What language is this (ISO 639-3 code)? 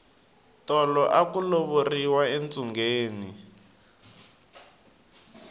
tso